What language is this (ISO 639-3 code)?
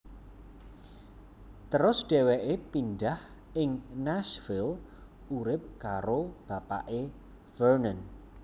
jav